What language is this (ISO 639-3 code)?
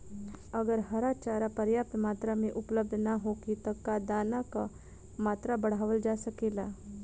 bho